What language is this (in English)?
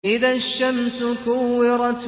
Arabic